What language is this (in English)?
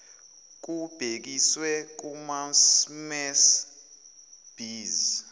Zulu